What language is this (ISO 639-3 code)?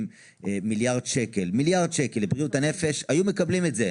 heb